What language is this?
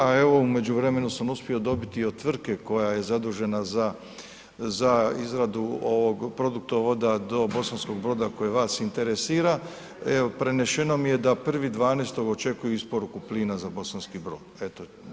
Croatian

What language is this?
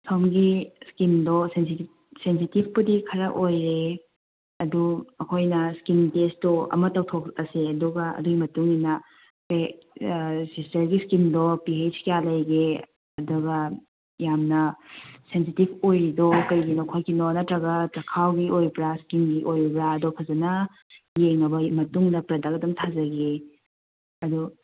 Manipuri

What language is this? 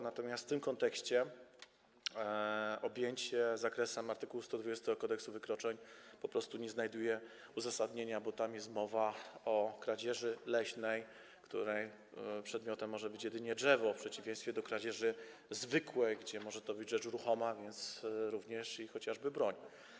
Polish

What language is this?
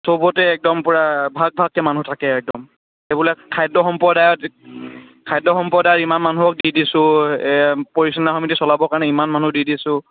Assamese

